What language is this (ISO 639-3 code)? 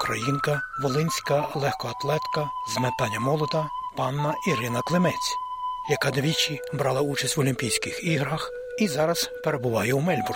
ukr